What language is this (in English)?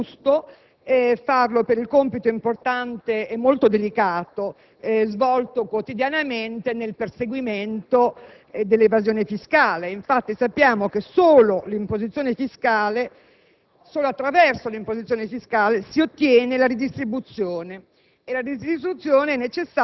Italian